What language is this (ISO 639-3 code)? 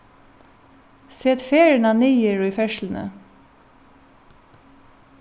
fao